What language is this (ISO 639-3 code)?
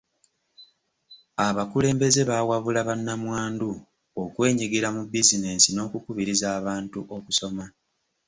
lug